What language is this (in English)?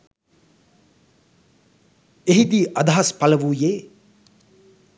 Sinhala